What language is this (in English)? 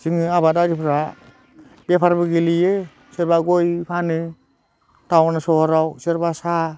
Bodo